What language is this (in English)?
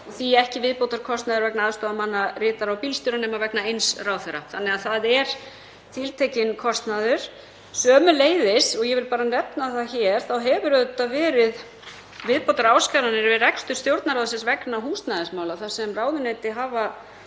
Icelandic